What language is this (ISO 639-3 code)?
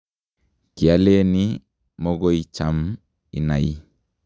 kln